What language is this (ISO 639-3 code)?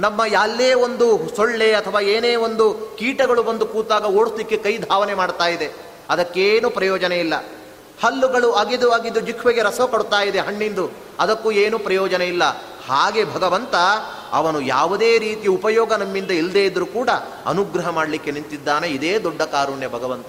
kan